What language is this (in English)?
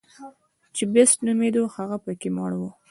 Pashto